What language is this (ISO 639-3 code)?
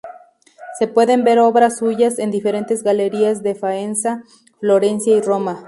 spa